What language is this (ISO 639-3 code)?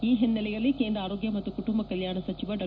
kan